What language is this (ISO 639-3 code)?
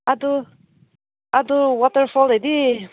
mni